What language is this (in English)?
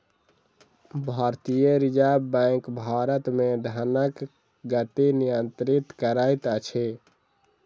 Maithili